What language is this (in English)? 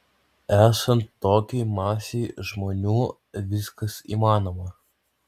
Lithuanian